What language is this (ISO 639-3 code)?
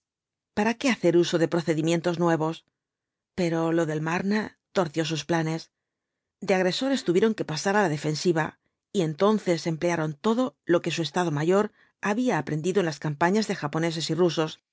spa